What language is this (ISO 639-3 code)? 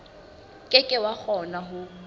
sot